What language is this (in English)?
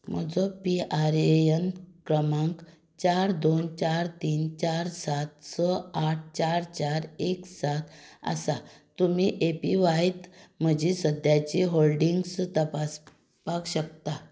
Konkani